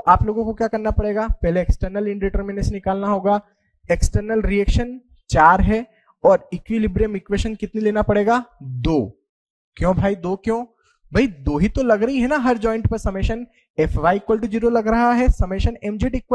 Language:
Hindi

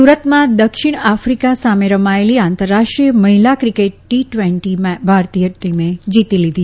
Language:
Gujarati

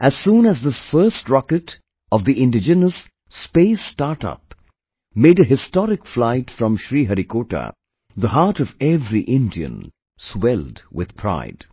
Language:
English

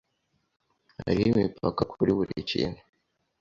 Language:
Kinyarwanda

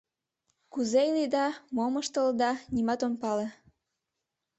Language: Mari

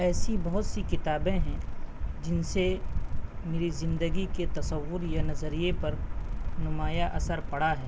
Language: Urdu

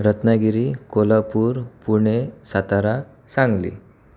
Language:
Marathi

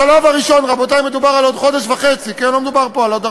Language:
Hebrew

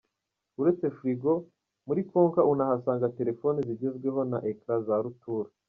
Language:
Kinyarwanda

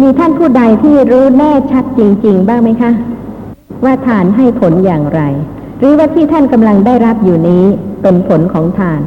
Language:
Thai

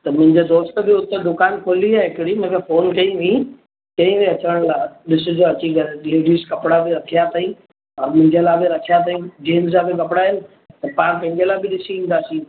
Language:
Sindhi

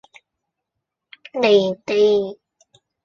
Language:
Cantonese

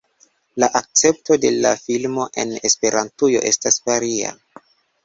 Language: Esperanto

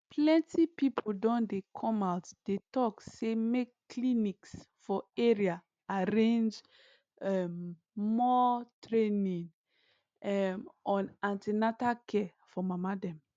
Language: Nigerian Pidgin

